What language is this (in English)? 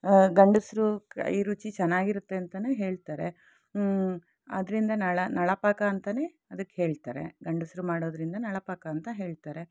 Kannada